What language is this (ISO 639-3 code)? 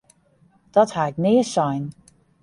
fry